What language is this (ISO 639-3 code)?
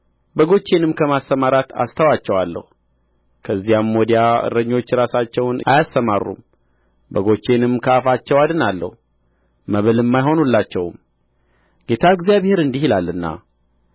amh